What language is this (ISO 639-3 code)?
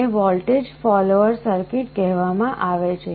guj